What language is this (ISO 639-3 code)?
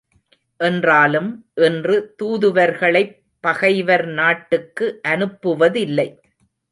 tam